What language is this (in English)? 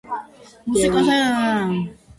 Georgian